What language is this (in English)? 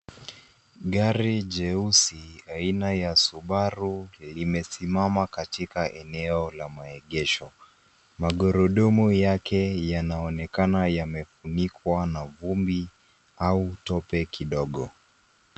Swahili